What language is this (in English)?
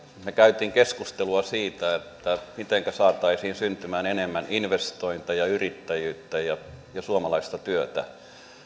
Finnish